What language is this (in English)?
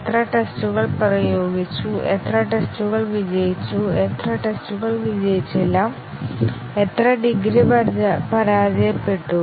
Malayalam